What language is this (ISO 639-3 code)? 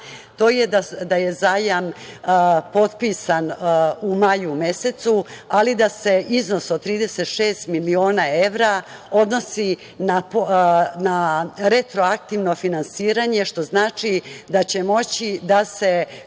srp